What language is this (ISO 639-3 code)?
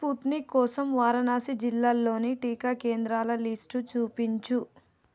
tel